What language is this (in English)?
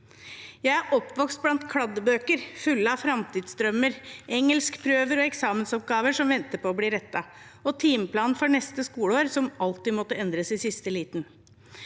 Norwegian